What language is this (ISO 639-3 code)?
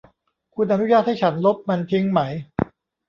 tha